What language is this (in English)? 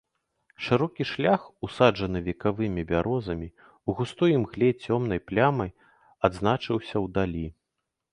Belarusian